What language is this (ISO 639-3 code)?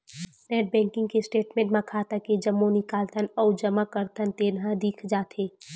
hne